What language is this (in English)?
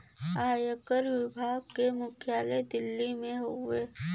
Bhojpuri